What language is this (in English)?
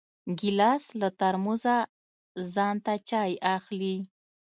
Pashto